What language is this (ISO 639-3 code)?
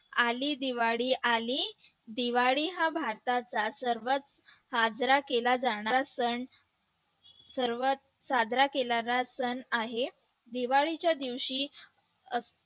mar